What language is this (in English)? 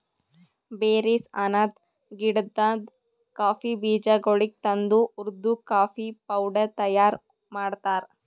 Kannada